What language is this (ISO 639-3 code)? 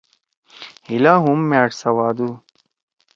trw